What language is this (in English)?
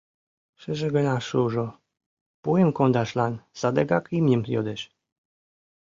Mari